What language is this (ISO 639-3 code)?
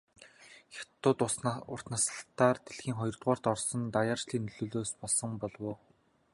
mon